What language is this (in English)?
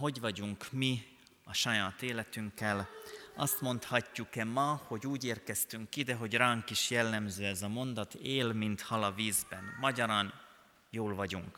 Hungarian